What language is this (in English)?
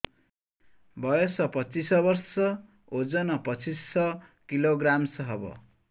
Odia